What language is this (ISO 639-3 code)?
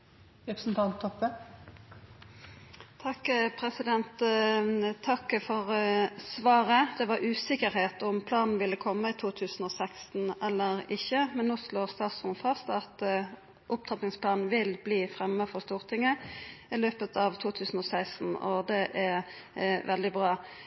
nno